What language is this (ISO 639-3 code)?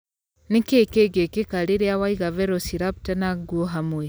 kik